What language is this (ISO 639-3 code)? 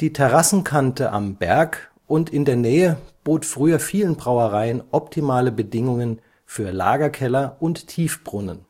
deu